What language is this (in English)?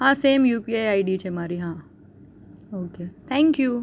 Gujarati